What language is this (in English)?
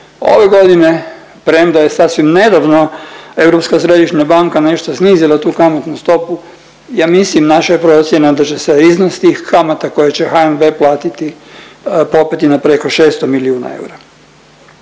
Croatian